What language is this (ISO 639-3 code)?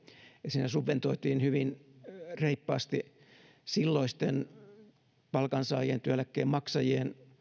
fin